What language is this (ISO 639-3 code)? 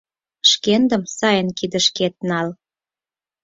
chm